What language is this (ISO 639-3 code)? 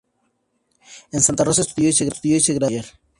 spa